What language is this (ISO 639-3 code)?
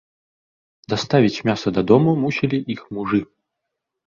bel